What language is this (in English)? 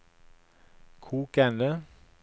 Norwegian